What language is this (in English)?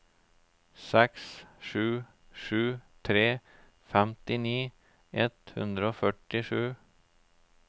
Norwegian